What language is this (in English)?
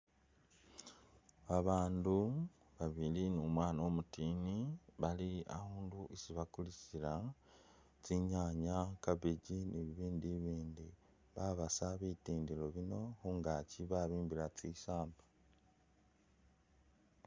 Masaaba